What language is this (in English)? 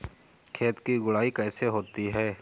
Hindi